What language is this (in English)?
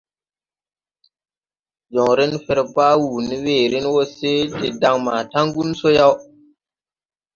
Tupuri